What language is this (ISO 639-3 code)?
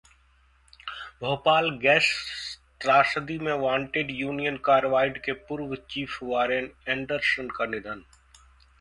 hin